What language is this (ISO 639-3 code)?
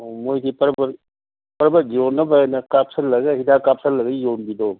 mni